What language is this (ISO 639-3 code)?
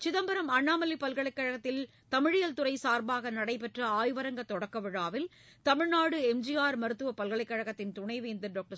tam